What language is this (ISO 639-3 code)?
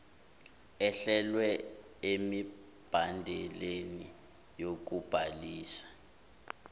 zul